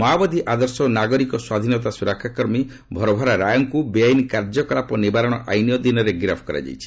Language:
Odia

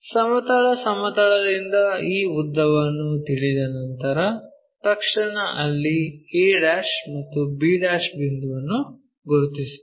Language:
Kannada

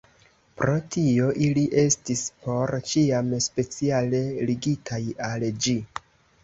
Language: Esperanto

